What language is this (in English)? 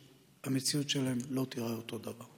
Hebrew